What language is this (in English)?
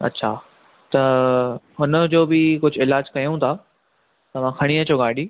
Sindhi